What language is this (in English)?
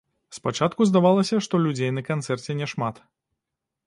Belarusian